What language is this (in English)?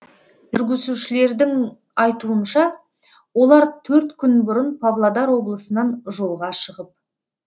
Kazakh